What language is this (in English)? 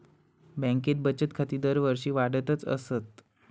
Marathi